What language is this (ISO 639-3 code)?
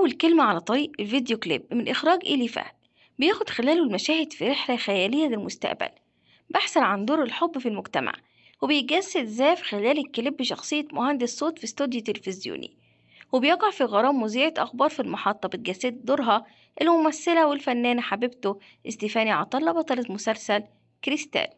ara